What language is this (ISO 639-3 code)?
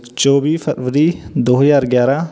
pan